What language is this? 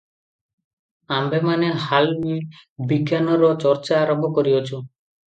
Odia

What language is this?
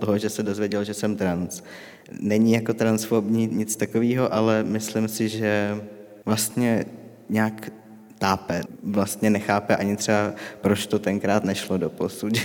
Czech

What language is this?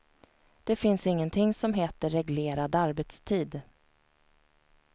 Swedish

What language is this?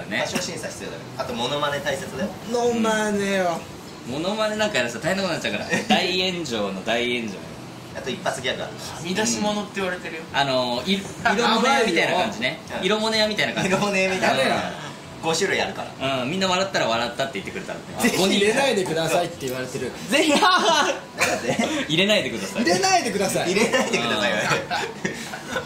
Japanese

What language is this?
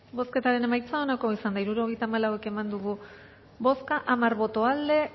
Basque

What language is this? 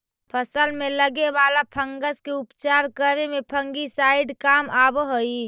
Magahi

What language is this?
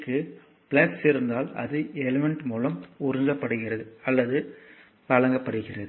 Tamil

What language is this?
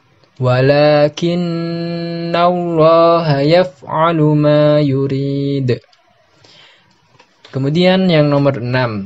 Indonesian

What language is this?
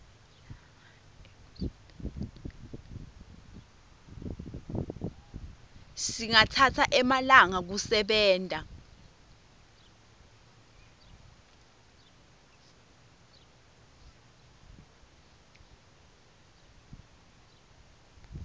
Swati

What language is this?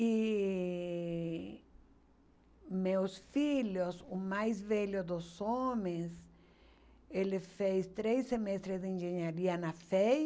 Portuguese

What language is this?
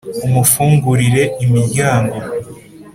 Kinyarwanda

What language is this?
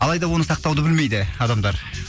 Kazakh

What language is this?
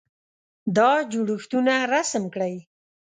Pashto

